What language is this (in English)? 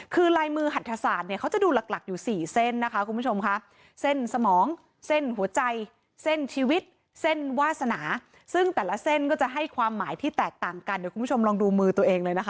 Thai